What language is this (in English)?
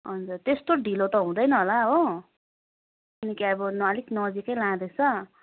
Nepali